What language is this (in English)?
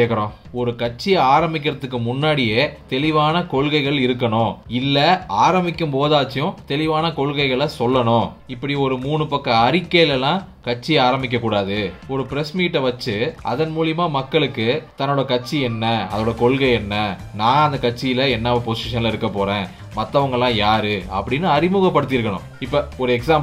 Romanian